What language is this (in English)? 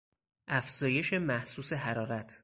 Persian